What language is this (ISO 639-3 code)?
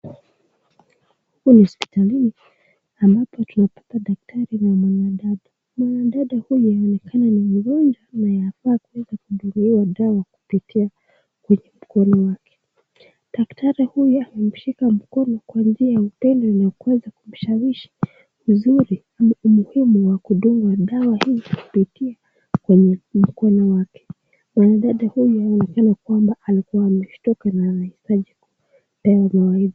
swa